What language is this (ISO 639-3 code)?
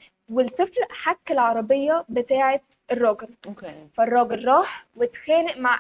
ara